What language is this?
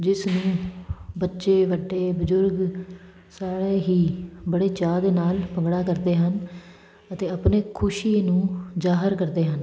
Punjabi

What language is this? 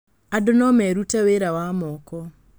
Kikuyu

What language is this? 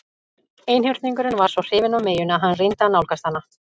Icelandic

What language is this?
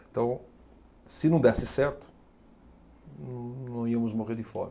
Portuguese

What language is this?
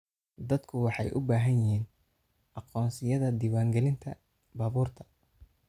Somali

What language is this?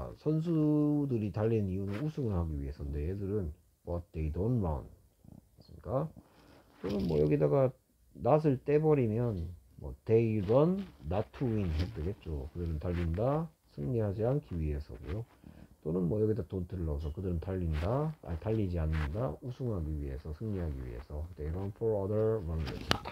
Korean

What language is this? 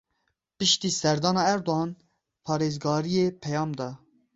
Kurdish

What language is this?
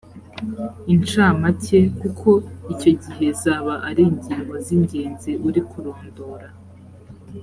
Kinyarwanda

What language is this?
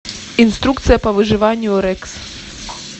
Russian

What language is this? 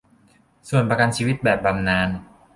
Thai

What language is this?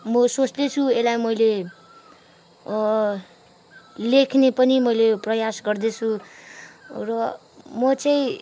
Nepali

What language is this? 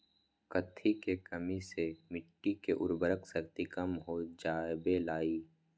Magahi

